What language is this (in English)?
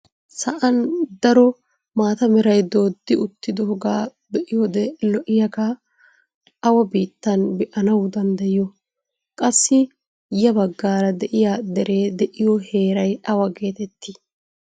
Wolaytta